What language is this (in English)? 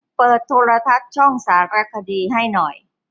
Thai